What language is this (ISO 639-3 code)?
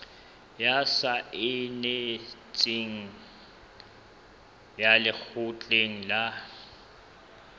sot